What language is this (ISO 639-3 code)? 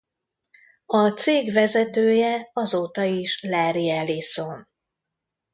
hun